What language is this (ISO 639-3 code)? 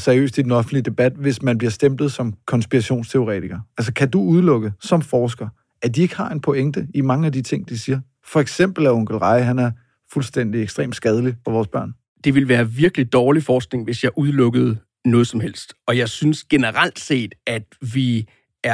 dan